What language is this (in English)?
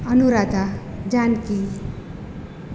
Gujarati